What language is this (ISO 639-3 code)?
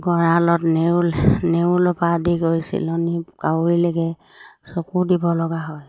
asm